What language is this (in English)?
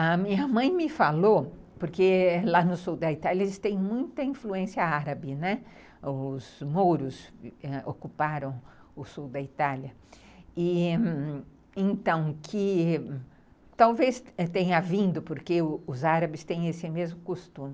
Portuguese